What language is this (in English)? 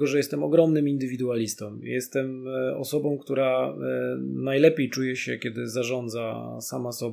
Polish